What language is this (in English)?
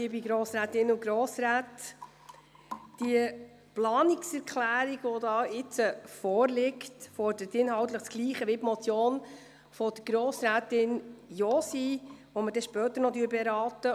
Swiss German